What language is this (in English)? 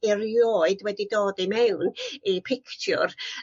Welsh